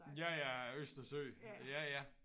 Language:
Danish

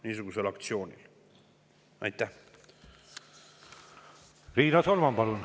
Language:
Estonian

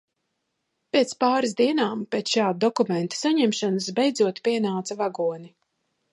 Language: Latvian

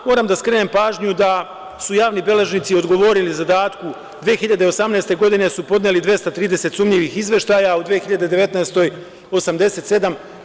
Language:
Serbian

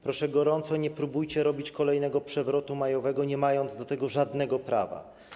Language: Polish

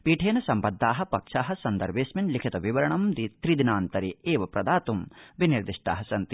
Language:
Sanskrit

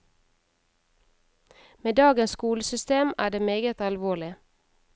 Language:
Norwegian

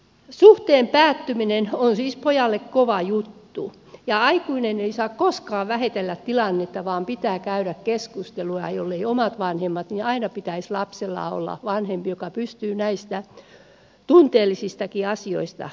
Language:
Finnish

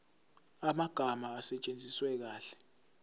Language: Zulu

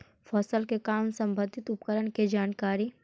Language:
Magahi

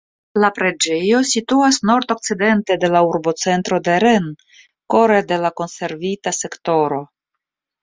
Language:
Esperanto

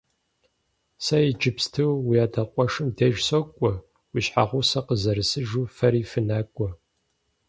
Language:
Kabardian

